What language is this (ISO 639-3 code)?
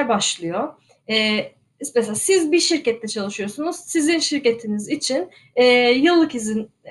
tur